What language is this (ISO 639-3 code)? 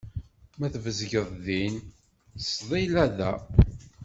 kab